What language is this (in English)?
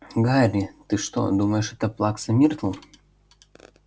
Russian